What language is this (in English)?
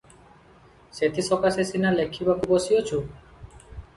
Odia